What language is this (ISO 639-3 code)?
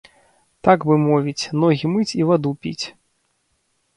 bel